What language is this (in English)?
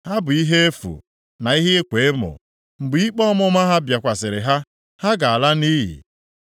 Igbo